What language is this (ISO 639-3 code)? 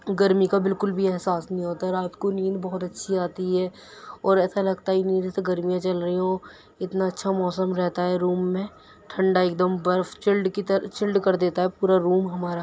urd